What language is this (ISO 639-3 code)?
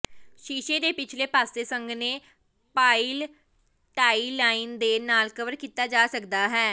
pan